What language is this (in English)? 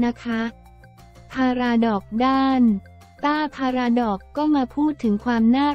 Thai